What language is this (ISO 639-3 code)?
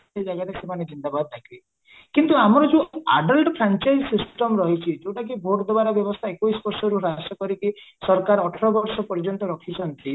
ori